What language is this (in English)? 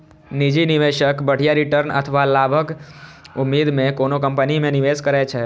Maithili